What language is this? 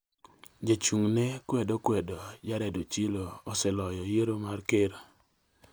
Luo (Kenya and Tanzania)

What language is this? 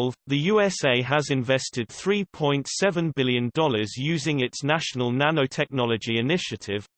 English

